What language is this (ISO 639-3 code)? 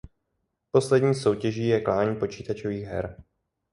ces